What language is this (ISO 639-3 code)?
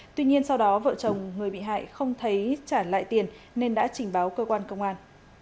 vie